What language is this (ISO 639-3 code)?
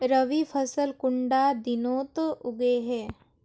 mag